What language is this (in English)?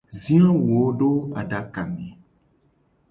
Gen